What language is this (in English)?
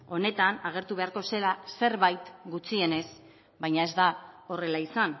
Basque